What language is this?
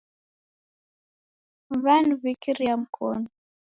Taita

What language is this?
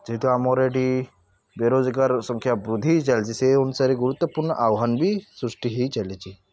Odia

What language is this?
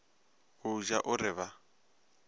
Northern Sotho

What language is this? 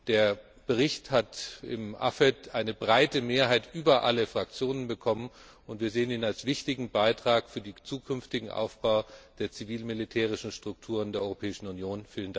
German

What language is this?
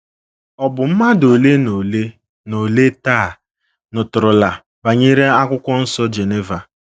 Igbo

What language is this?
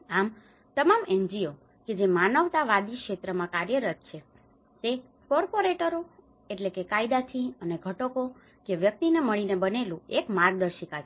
Gujarati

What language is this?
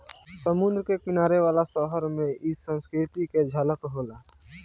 Bhojpuri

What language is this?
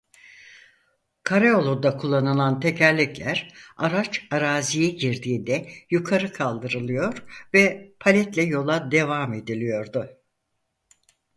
Turkish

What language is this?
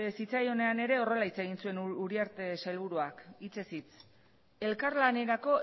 Basque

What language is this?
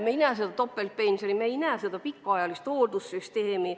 Estonian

